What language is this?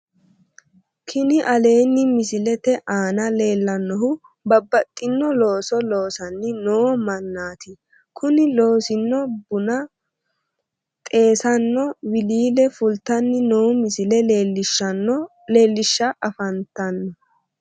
Sidamo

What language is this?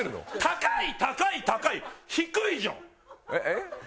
Japanese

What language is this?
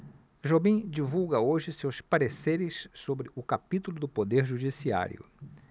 Portuguese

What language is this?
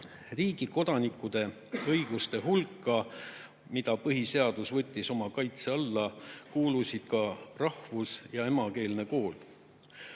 Estonian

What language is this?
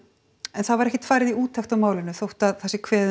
Icelandic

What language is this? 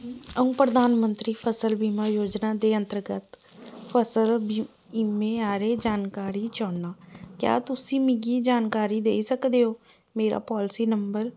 Dogri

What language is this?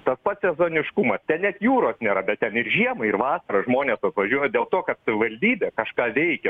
Lithuanian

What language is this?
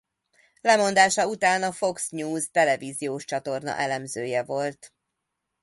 Hungarian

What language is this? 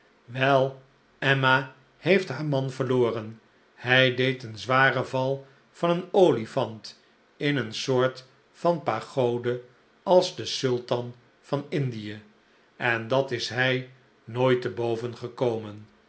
Dutch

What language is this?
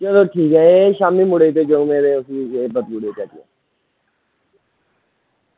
Dogri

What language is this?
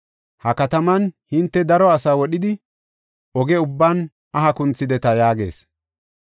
Gofa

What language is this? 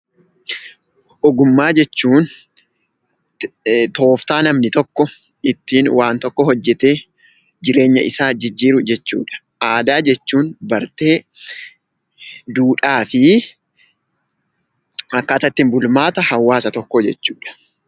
Oromo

